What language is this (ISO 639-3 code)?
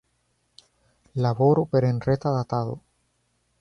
epo